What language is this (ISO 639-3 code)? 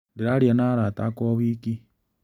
kik